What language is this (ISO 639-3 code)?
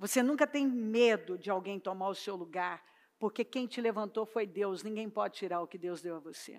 por